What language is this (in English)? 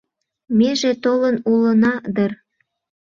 Mari